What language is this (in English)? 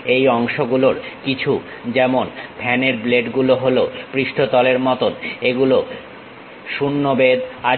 Bangla